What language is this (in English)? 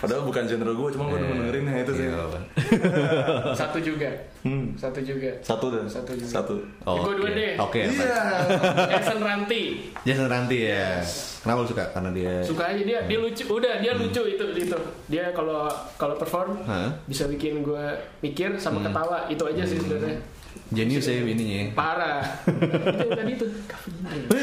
Indonesian